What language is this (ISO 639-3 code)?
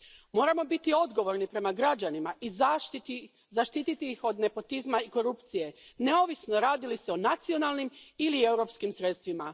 hrv